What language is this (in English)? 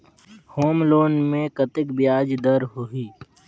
Chhattisgarhi